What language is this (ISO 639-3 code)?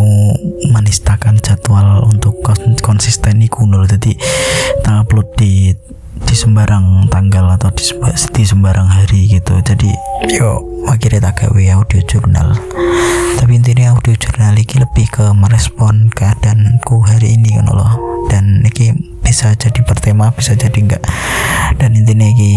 ind